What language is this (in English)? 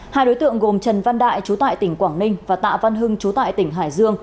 Vietnamese